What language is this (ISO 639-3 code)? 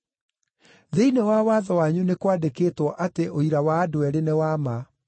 kik